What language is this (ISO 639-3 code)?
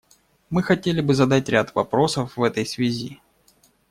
rus